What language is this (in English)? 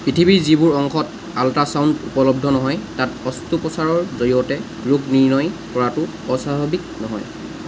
Assamese